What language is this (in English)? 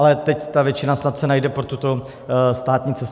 Czech